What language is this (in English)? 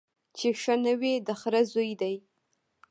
Pashto